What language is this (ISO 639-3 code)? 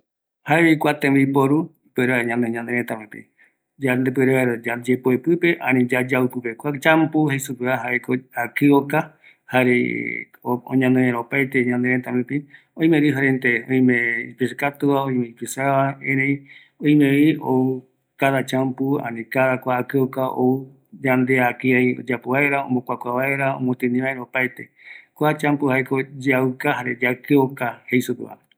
gui